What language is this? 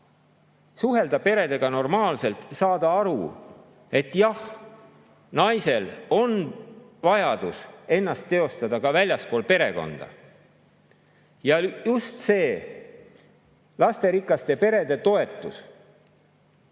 Estonian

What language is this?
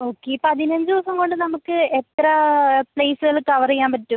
Malayalam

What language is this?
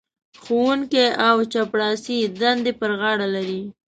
Pashto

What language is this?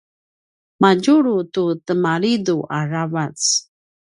Paiwan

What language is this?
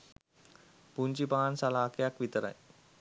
Sinhala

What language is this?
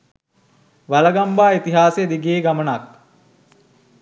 Sinhala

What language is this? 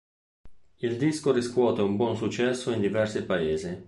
Italian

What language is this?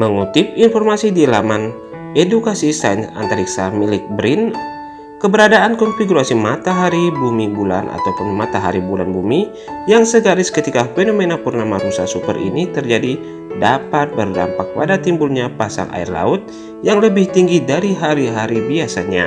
Indonesian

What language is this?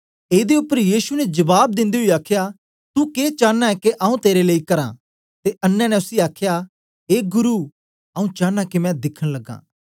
Dogri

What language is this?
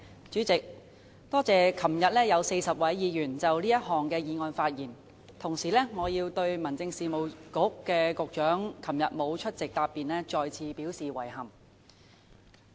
Cantonese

